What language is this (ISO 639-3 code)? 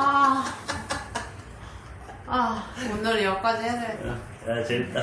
kor